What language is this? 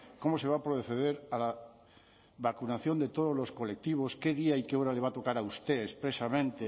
Spanish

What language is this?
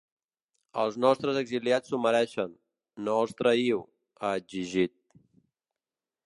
Catalan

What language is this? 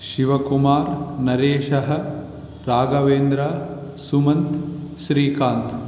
Sanskrit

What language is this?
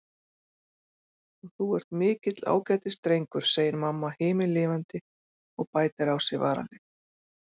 Icelandic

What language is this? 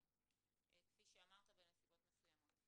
Hebrew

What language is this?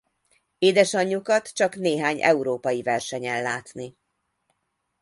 Hungarian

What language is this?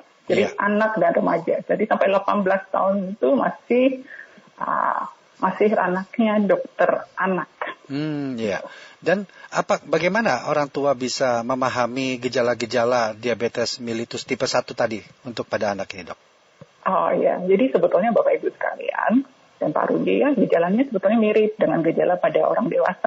Indonesian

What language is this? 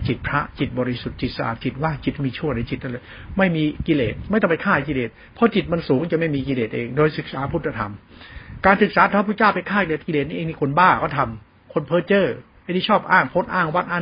Thai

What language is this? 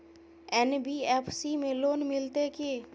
Maithili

